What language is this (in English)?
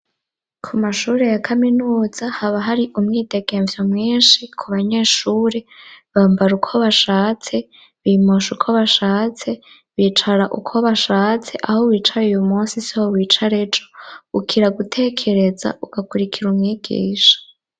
Rundi